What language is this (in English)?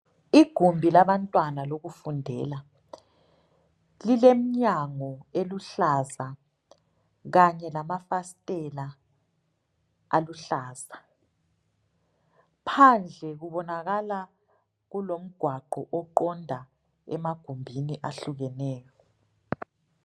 North Ndebele